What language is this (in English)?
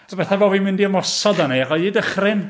Welsh